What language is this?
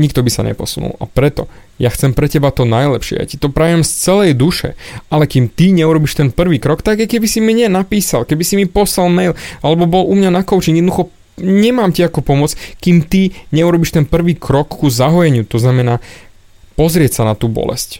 Slovak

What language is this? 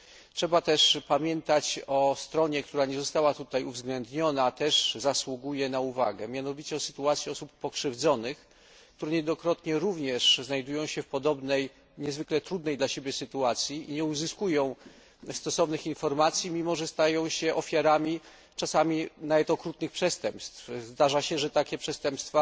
Polish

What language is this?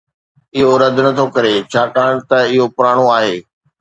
Sindhi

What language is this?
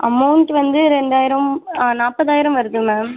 Tamil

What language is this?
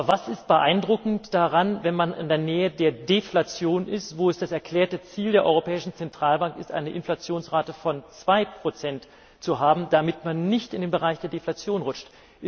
German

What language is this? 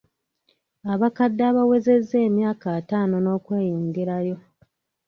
Ganda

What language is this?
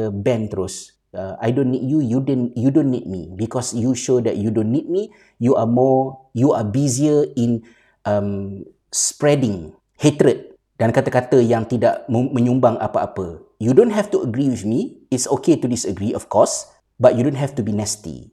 Malay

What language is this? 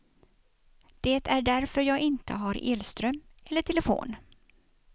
Swedish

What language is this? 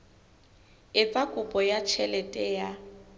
Southern Sotho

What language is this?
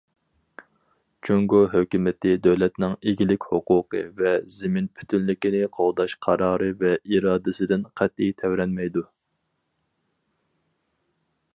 Uyghur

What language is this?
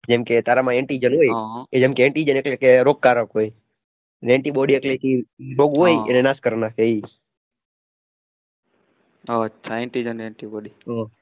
Gujarati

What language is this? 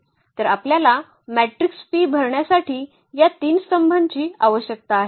Marathi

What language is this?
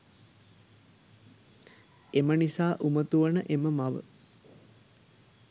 Sinhala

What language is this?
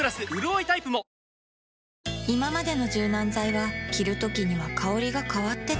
Japanese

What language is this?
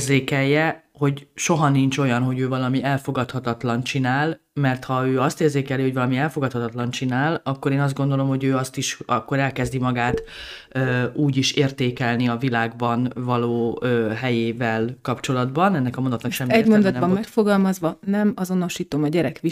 Hungarian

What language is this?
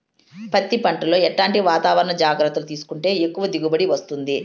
Telugu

